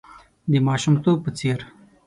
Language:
Pashto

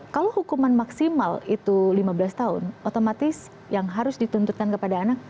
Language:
Indonesian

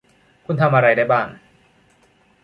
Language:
Thai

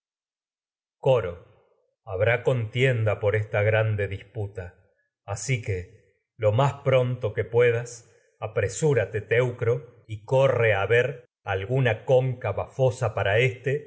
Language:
Spanish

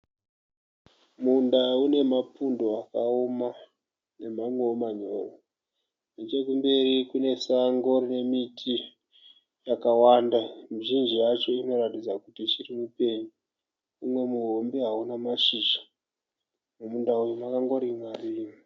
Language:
Shona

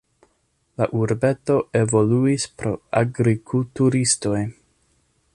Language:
Esperanto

